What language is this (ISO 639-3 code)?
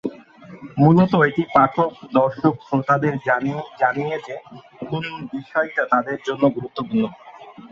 ben